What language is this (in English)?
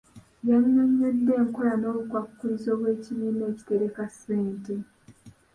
Ganda